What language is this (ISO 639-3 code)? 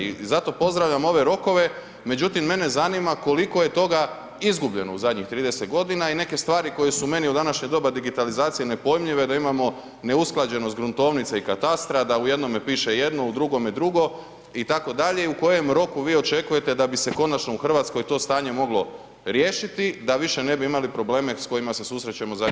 hrv